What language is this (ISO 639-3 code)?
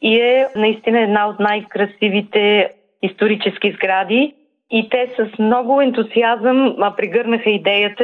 bul